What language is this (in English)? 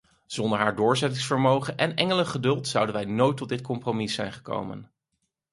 Dutch